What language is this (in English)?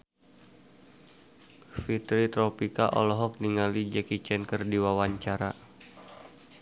Sundanese